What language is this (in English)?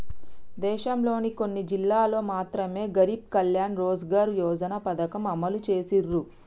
Telugu